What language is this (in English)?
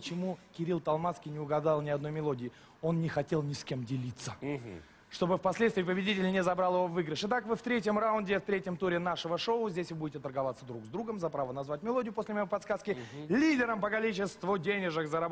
Russian